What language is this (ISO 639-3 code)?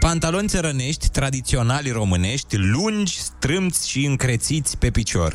ron